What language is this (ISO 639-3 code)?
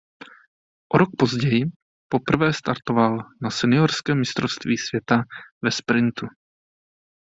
ces